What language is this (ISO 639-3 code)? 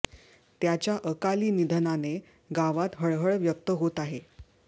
mar